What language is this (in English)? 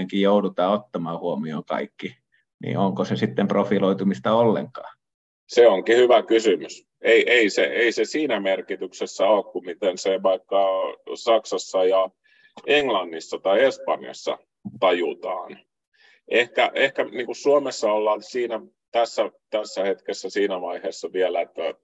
Finnish